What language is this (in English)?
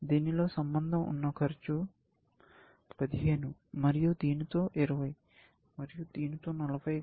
Telugu